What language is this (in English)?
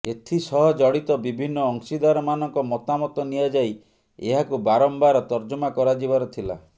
Odia